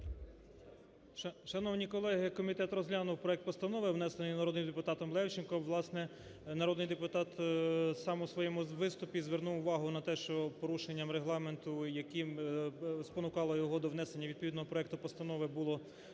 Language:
Ukrainian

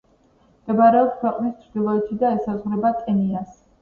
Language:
Georgian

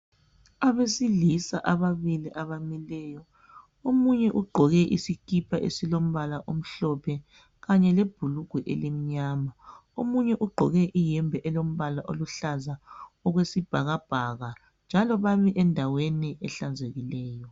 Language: North Ndebele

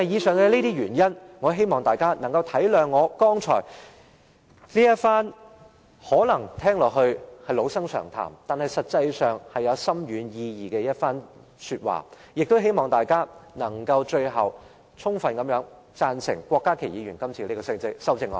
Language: Cantonese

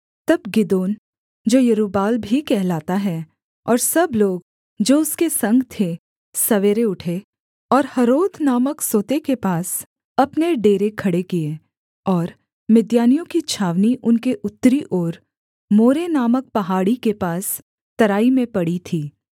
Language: Hindi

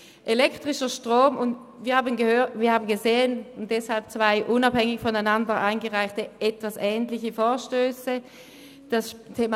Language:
Swiss German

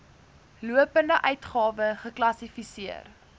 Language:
Afrikaans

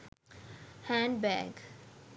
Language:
Sinhala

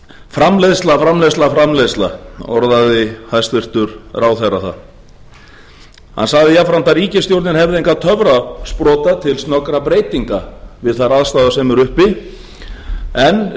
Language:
Icelandic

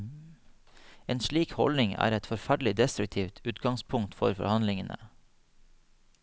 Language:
Norwegian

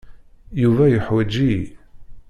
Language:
Kabyle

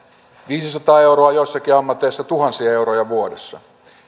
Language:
Finnish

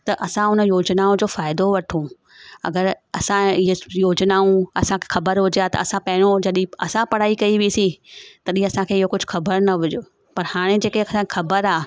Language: Sindhi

